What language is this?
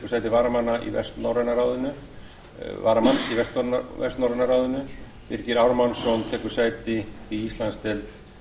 Icelandic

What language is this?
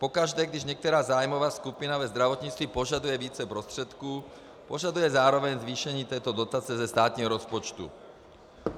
Czech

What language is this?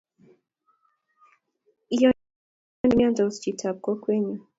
Kalenjin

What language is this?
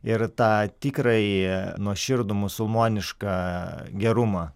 Lithuanian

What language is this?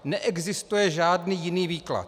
Czech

